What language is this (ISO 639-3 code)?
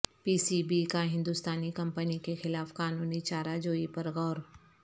urd